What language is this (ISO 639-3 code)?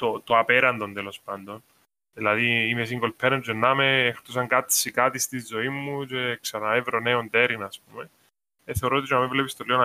ell